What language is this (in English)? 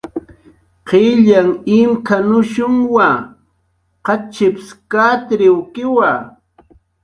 Jaqaru